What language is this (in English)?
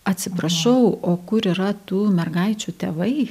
Lithuanian